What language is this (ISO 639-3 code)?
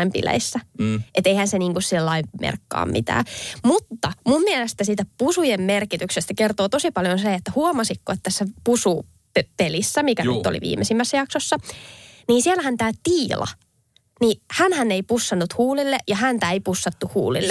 fin